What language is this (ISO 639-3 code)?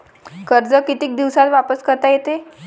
mar